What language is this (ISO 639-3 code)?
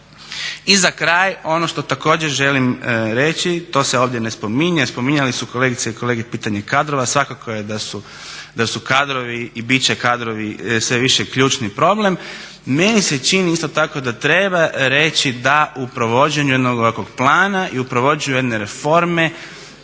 hrv